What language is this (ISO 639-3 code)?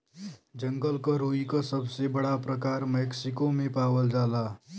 bho